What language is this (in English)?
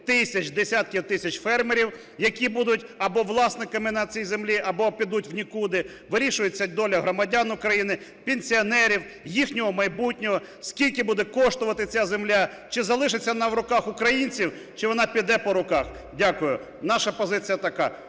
Ukrainian